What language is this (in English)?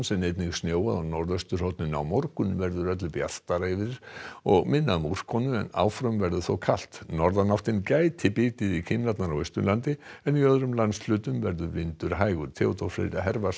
Icelandic